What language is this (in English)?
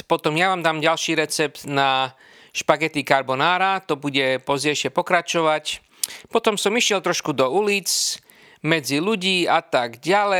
Slovak